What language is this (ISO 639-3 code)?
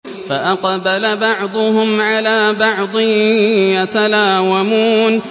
ara